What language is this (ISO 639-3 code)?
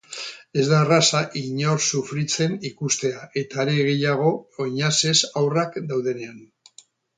eus